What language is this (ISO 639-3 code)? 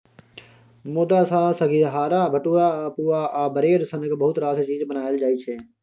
mai